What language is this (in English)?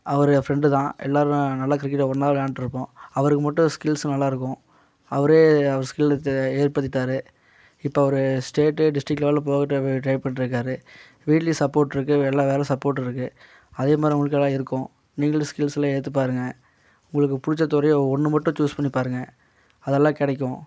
Tamil